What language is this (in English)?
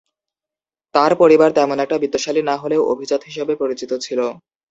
Bangla